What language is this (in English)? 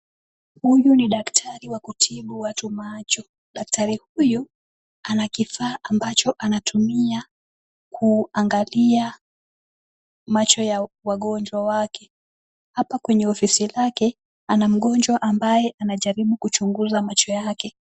Swahili